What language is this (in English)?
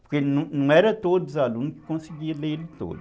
Portuguese